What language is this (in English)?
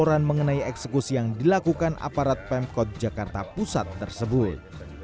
Indonesian